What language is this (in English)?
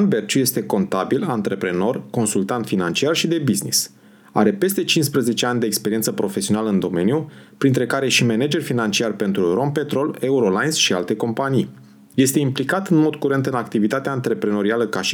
Romanian